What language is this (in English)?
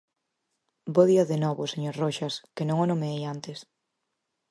Galician